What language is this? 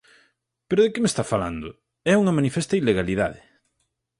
Galician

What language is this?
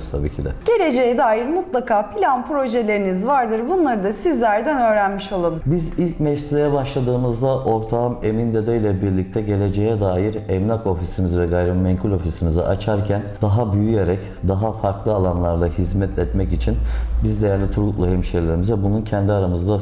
Turkish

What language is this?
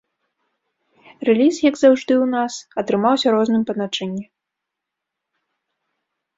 Belarusian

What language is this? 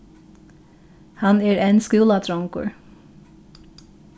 Faroese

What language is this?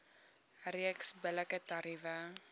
Afrikaans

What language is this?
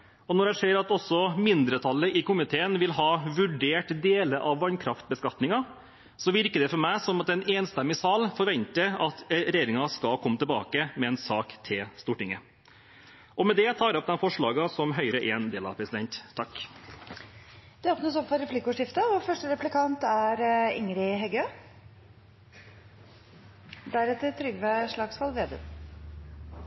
Norwegian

